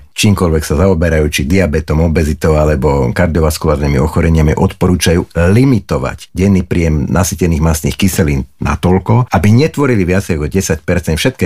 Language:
Slovak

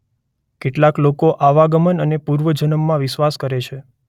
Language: Gujarati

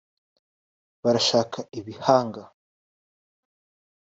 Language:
Kinyarwanda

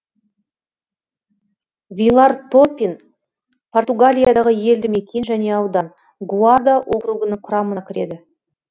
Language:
Kazakh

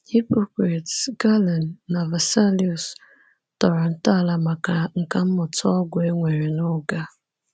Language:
Igbo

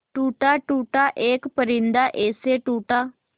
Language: Hindi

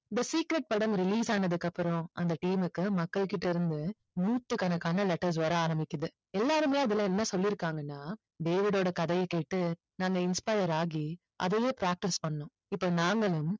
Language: Tamil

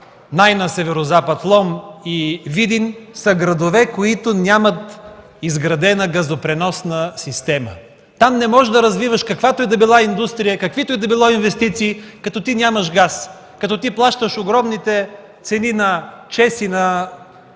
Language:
Bulgarian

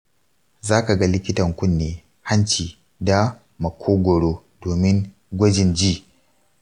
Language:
Hausa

